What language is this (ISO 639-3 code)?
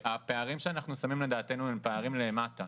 heb